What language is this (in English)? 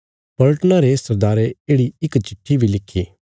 Bilaspuri